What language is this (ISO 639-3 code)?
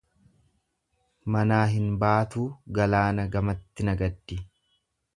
orm